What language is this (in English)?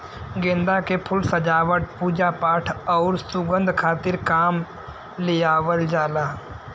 Bhojpuri